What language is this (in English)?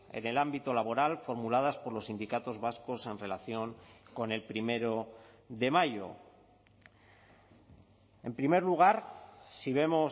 Spanish